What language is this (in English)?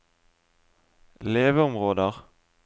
Norwegian